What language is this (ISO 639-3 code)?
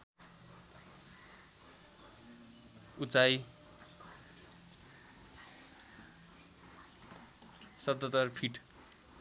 nep